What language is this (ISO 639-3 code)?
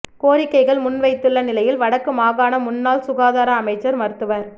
tam